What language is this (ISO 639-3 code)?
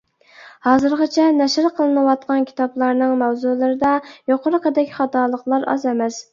uig